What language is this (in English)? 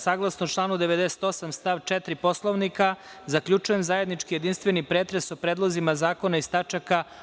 Serbian